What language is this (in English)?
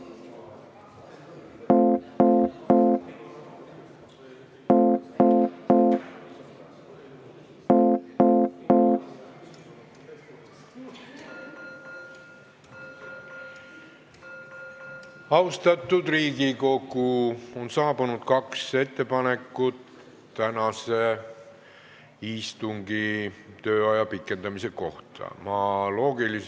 Estonian